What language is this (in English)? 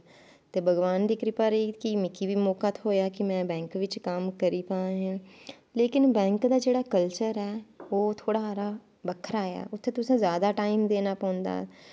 Dogri